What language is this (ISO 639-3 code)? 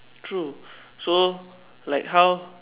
eng